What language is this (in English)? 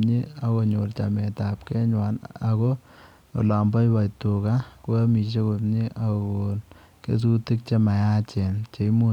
Kalenjin